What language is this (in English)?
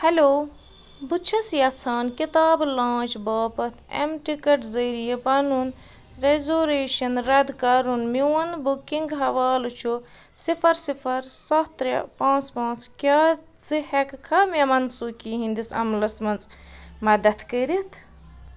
Kashmiri